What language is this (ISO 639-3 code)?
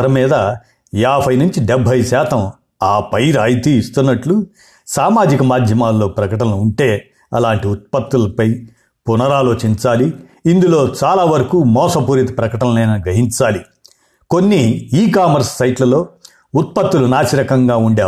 tel